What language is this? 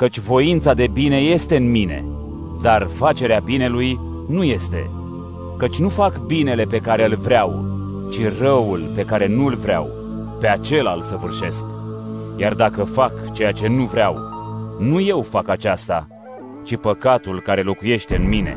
Romanian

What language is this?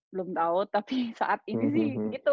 Indonesian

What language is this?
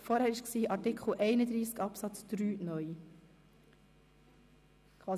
Swiss German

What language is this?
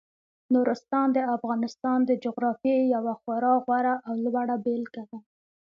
Pashto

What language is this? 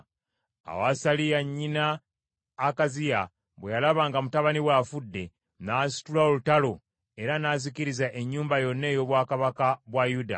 Ganda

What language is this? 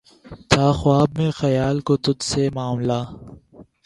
Urdu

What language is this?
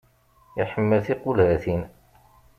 Kabyle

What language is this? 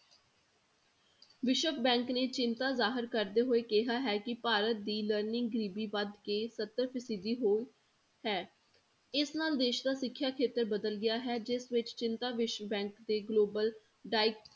Punjabi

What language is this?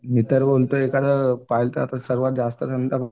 Marathi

